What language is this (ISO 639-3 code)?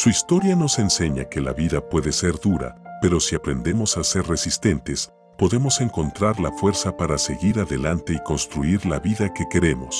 spa